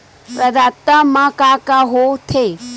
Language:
Chhattisgarhi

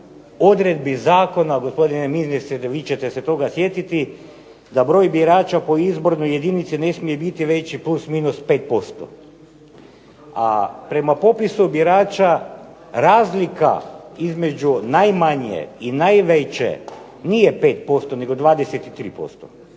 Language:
Croatian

